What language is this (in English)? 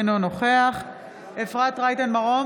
Hebrew